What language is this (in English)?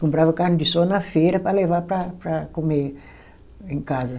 Portuguese